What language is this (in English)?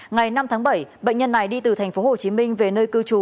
Vietnamese